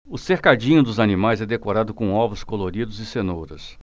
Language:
Portuguese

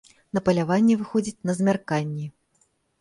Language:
Belarusian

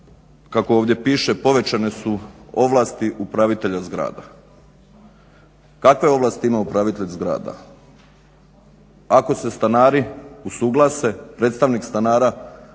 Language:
Croatian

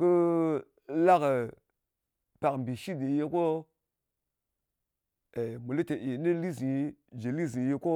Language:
Ngas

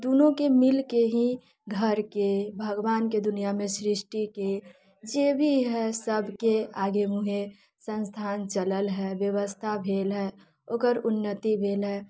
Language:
Maithili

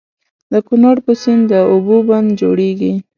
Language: Pashto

